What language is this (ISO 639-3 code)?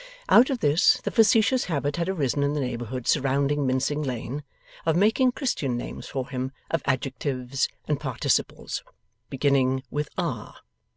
eng